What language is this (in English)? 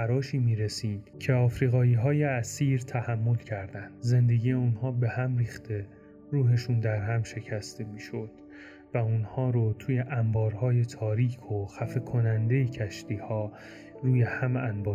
Persian